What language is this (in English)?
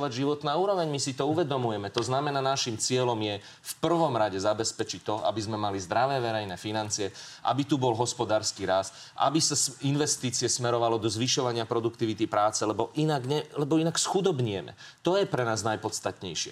Slovak